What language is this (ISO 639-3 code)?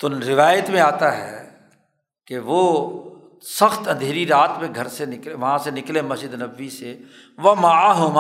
urd